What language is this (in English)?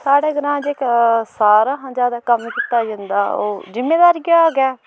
Dogri